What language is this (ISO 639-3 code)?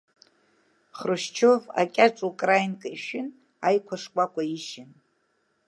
abk